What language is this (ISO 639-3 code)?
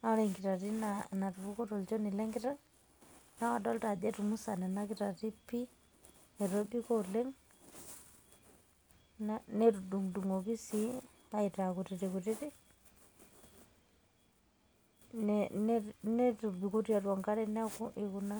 mas